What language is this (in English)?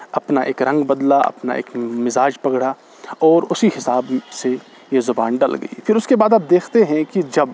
Urdu